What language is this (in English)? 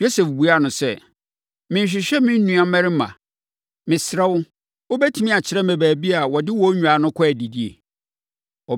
Akan